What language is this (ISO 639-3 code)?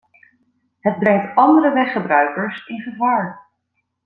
nld